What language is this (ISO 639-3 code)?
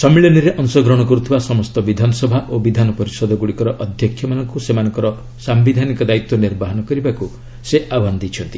ori